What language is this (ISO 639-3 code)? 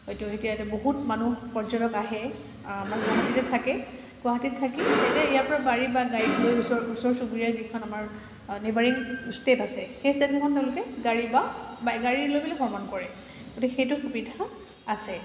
asm